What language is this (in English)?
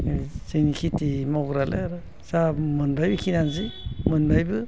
Bodo